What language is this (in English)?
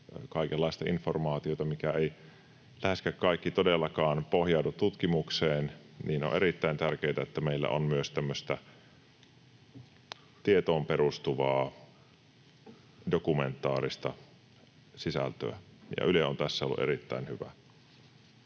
Finnish